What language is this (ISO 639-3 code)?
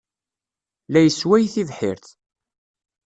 kab